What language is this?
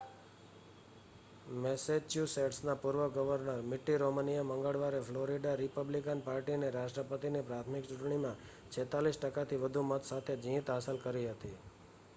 Gujarati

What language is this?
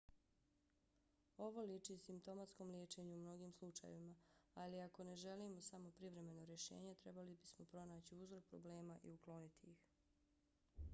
Bosnian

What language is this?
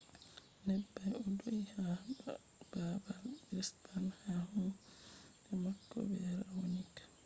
Fula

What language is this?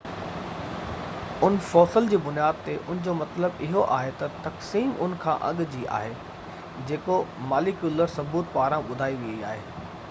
Sindhi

